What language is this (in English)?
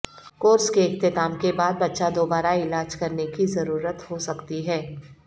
Urdu